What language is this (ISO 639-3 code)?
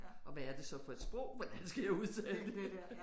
dan